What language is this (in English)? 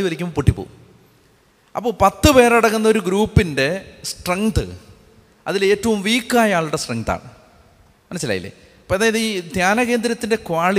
Malayalam